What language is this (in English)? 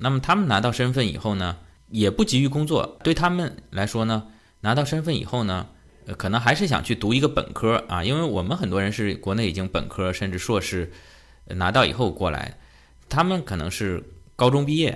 Chinese